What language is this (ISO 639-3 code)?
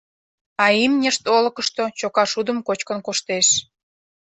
chm